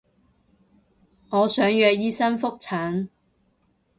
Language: Cantonese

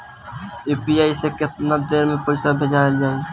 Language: Bhojpuri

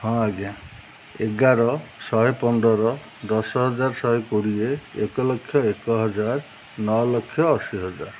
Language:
Odia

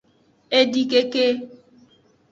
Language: Aja (Benin)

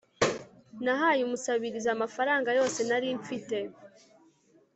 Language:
Kinyarwanda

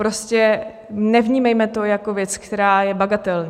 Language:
Czech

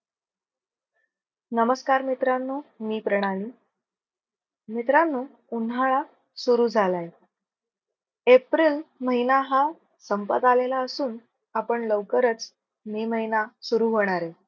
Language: Marathi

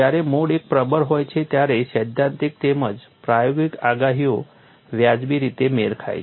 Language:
Gujarati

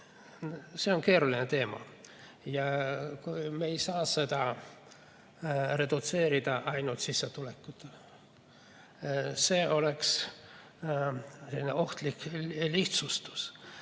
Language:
Estonian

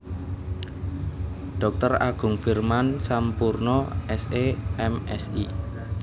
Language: Javanese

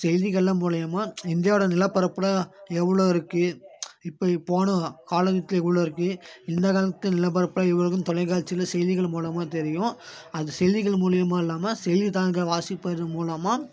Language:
Tamil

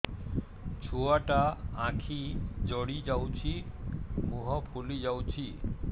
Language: Odia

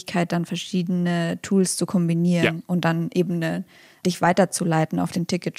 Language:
German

